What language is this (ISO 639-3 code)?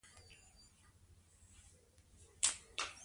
pus